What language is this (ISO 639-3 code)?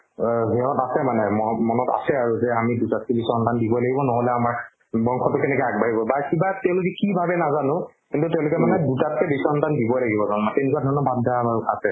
asm